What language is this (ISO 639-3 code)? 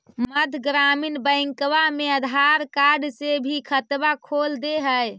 mag